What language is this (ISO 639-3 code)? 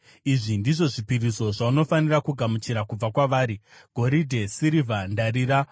sna